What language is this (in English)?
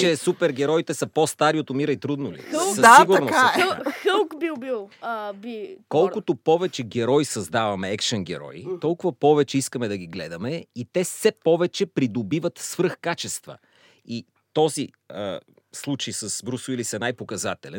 Bulgarian